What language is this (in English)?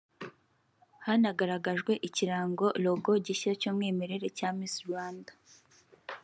Kinyarwanda